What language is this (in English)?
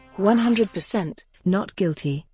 English